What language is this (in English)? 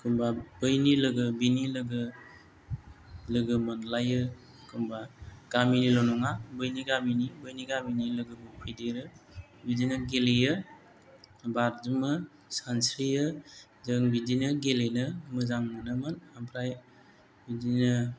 Bodo